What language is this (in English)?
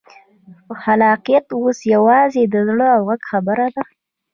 Pashto